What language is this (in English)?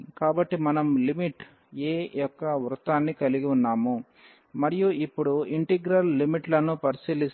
Telugu